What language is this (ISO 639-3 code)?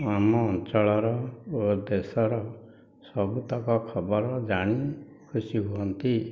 ori